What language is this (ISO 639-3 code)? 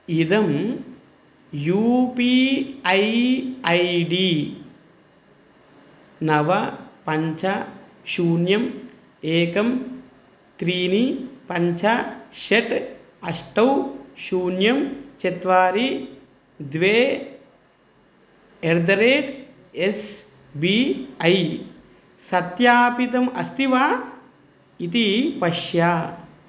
san